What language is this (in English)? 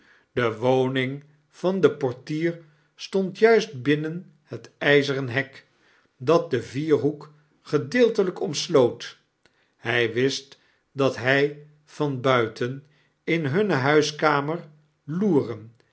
Dutch